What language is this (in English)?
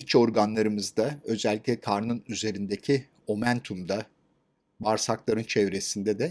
Turkish